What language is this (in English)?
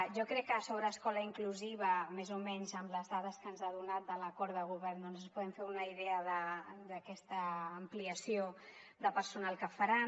Catalan